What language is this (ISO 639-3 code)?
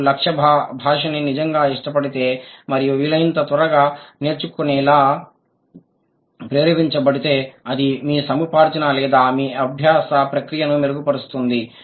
tel